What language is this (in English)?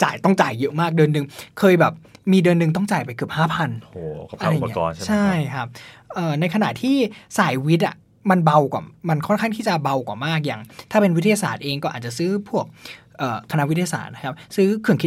Thai